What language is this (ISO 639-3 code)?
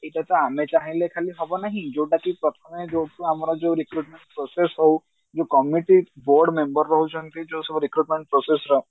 ori